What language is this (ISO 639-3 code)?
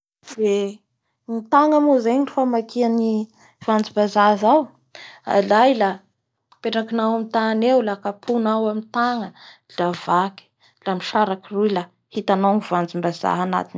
bhr